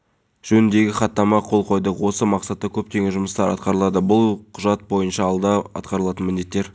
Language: Kazakh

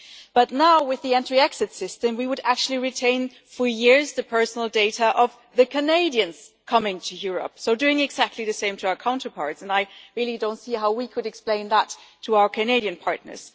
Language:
English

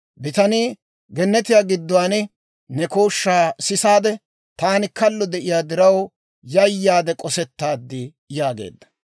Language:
Dawro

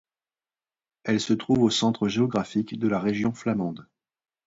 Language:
French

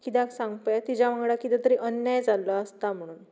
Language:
Konkani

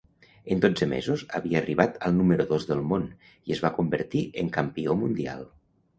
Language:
Catalan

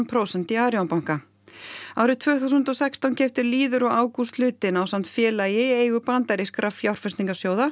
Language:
Icelandic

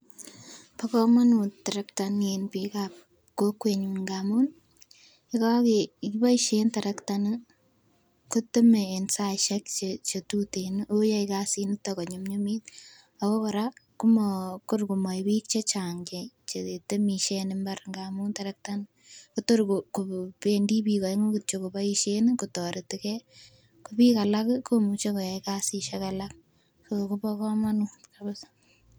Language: Kalenjin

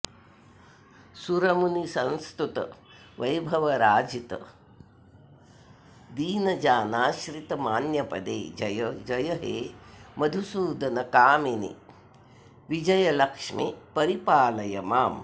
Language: Sanskrit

